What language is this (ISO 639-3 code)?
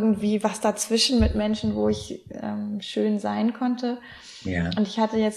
deu